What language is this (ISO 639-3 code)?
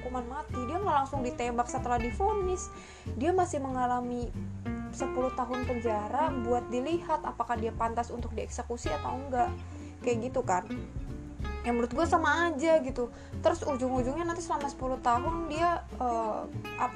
ind